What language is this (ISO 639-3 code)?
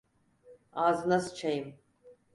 tur